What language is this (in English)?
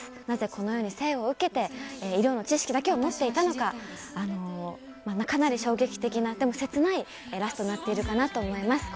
Japanese